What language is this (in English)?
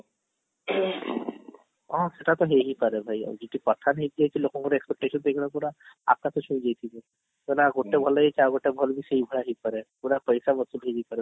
Odia